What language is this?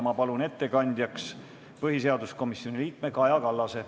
Estonian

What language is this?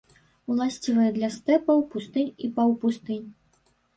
Belarusian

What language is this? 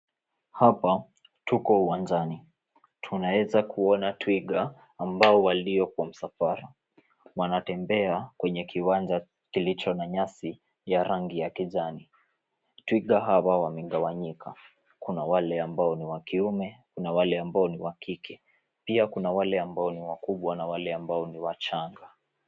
Swahili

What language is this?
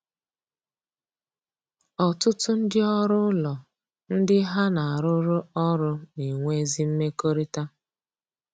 Igbo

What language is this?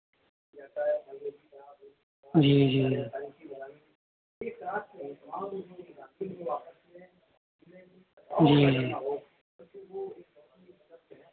Urdu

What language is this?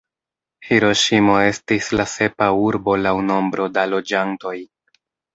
Esperanto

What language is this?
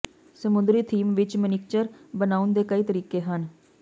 Punjabi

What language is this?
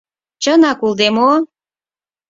Mari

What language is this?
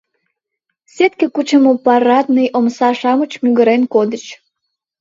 Mari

